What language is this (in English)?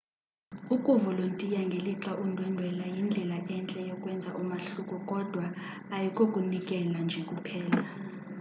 Xhosa